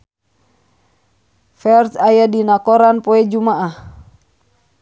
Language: Sundanese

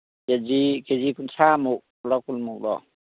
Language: Manipuri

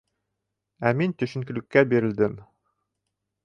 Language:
Bashkir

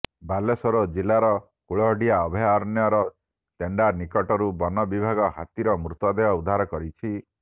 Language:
Odia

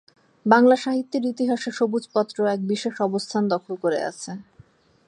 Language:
Bangla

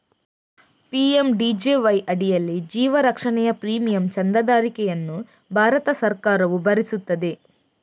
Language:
Kannada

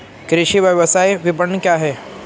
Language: Hindi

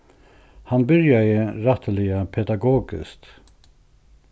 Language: Faroese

